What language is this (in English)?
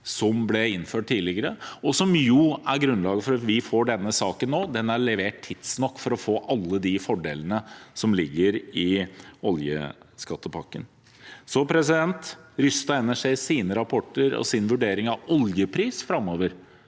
Norwegian